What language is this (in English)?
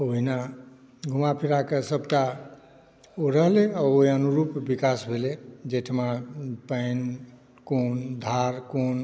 Maithili